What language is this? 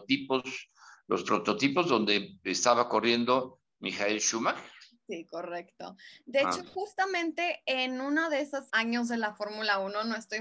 Spanish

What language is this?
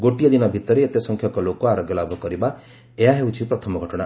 Odia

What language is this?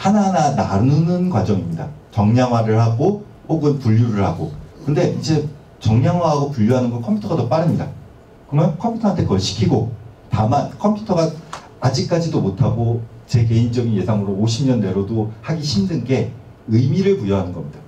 Korean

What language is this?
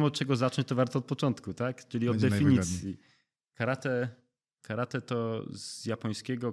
Polish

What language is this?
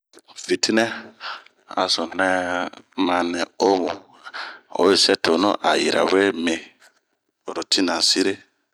Bomu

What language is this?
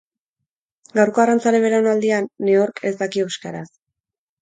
Basque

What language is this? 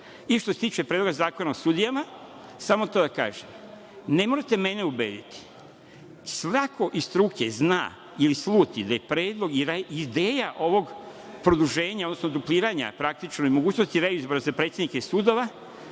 Serbian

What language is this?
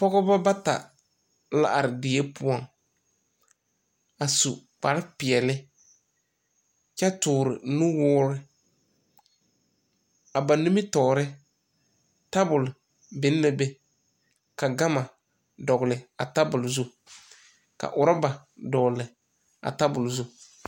Southern Dagaare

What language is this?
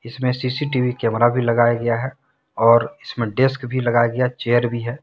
Hindi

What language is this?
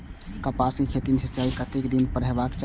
Maithili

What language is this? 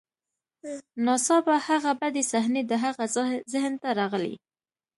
Pashto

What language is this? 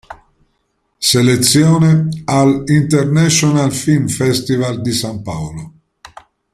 Italian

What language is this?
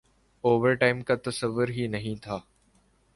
Urdu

